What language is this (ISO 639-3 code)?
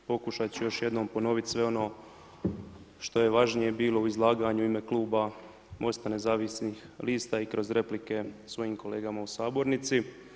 hrv